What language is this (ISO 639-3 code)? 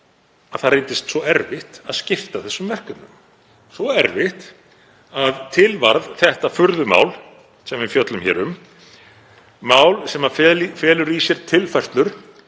isl